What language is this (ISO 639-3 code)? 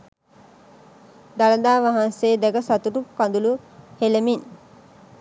sin